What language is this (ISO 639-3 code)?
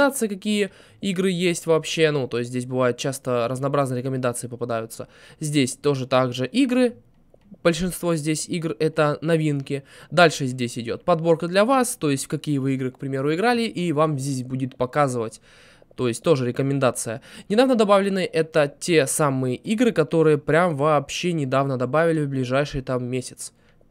rus